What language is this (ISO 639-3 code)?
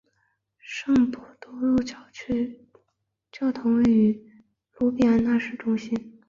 zho